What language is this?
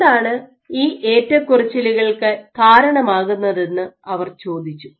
Malayalam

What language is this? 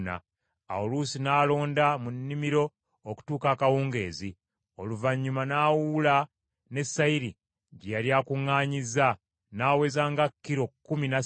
Ganda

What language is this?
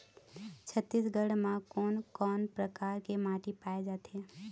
Chhattisgarhi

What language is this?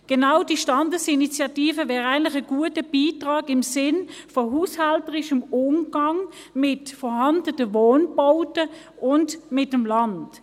Swiss German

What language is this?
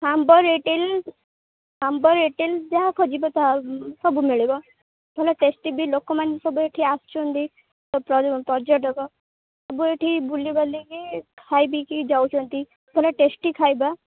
Odia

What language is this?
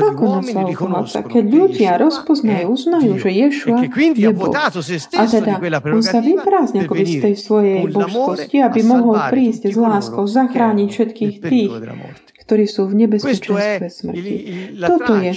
Slovak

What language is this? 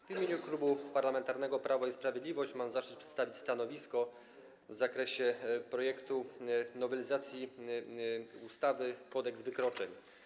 Polish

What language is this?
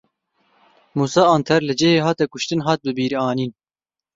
Kurdish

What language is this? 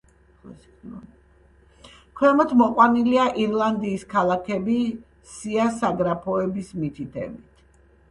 Georgian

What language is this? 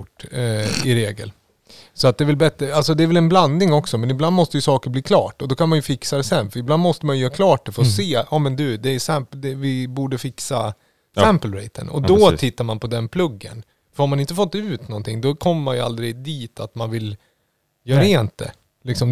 Swedish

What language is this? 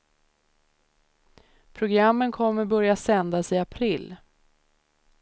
Swedish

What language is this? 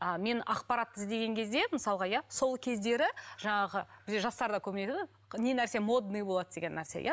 Kazakh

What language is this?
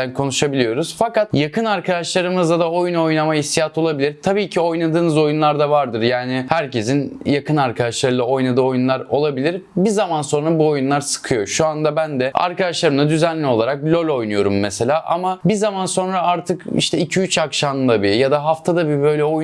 Turkish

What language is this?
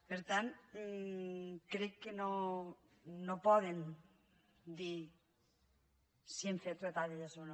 Catalan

